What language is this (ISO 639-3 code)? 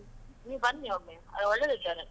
kan